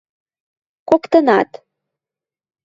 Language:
Western Mari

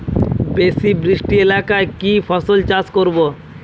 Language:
Bangla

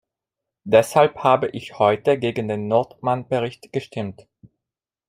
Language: German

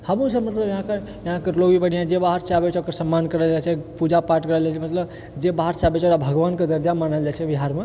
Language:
Maithili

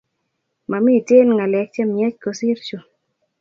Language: Kalenjin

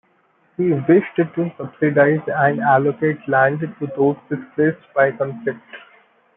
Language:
English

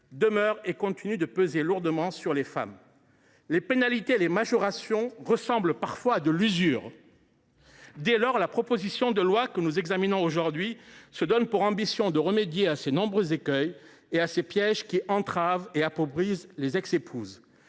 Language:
French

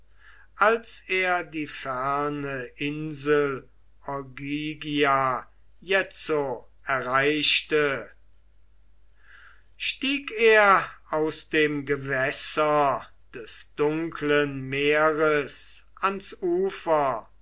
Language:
German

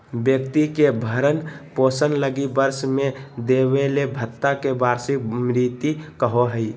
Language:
Magahi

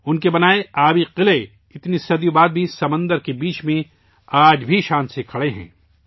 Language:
Urdu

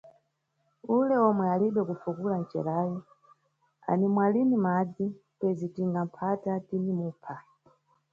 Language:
Nyungwe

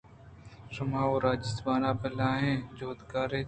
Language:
Eastern Balochi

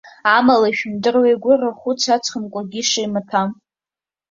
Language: Abkhazian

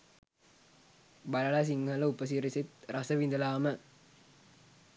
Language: Sinhala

